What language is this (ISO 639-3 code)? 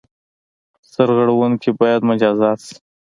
pus